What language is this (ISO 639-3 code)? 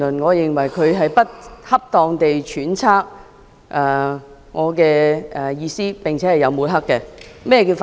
yue